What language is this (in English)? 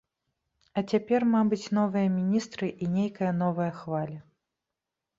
Belarusian